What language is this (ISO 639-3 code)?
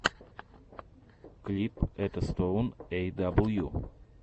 rus